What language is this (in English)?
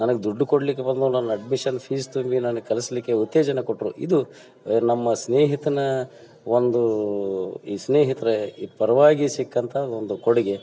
Kannada